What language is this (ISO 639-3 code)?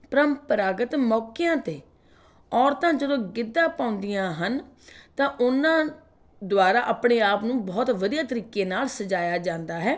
pan